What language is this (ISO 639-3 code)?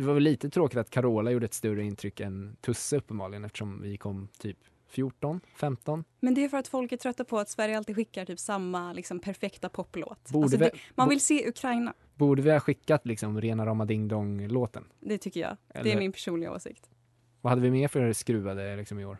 swe